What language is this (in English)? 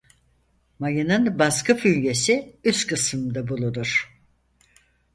Turkish